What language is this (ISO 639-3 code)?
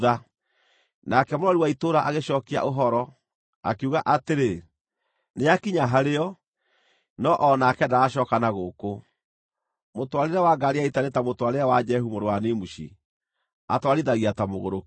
kik